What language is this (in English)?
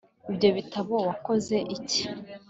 Kinyarwanda